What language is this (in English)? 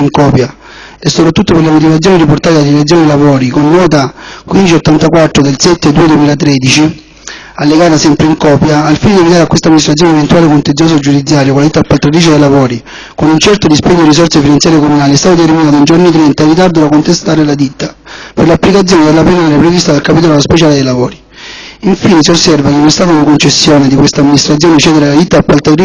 Italian